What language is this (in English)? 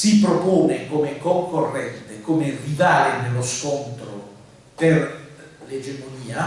Italian